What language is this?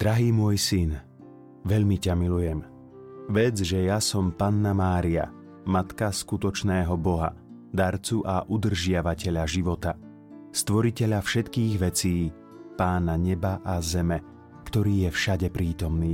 Slovak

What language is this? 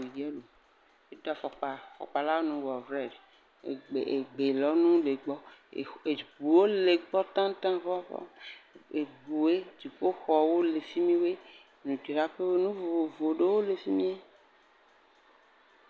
Ewe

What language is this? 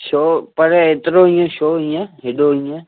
Sindhi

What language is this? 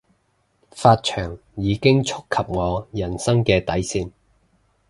Cantonese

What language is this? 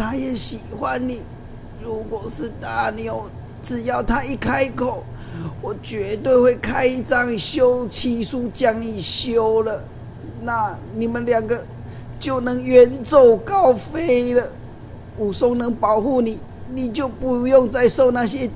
Chinese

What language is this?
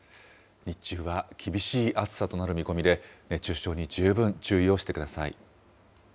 Japanese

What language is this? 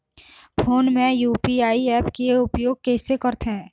Chhattisgarhi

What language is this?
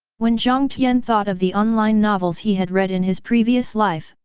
English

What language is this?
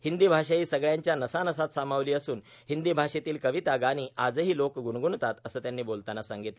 Marathi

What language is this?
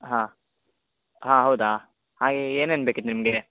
Kannada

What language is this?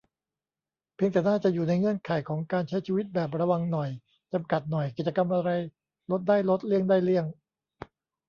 Thai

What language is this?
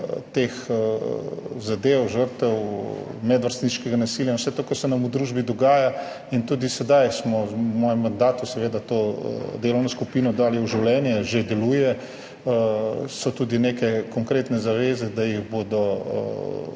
Slovenian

